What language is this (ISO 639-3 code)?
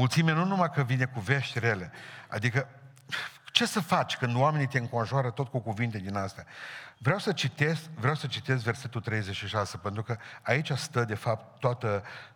ron